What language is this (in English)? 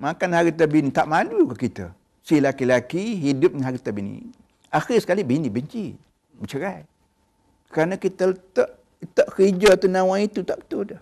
Malay